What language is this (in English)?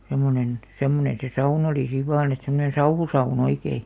Finnish